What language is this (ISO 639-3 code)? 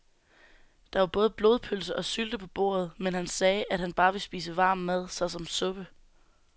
dan